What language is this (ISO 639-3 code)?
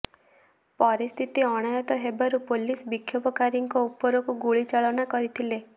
ori